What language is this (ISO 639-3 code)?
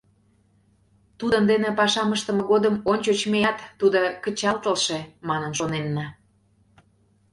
chm